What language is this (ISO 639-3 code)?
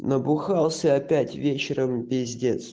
rus